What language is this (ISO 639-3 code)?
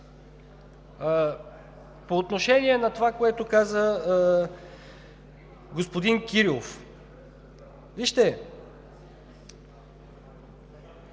bul